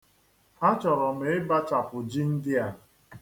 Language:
Igbo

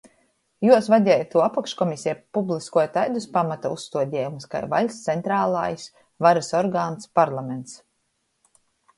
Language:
Latgalian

